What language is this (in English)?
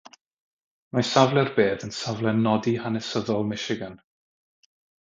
Welsh